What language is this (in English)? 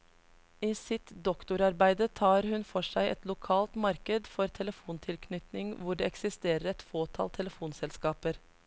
Norwegian